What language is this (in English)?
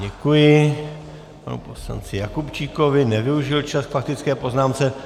Czech